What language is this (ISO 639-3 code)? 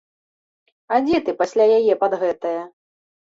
bel